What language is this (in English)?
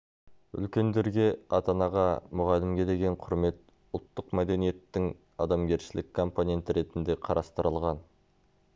Kazakh